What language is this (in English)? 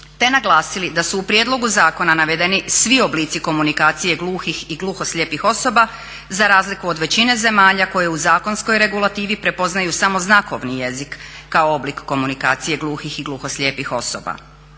Croatian